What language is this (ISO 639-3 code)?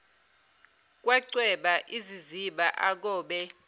zul